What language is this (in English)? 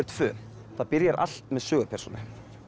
Icelandic